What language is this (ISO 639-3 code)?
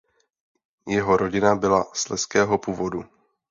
ces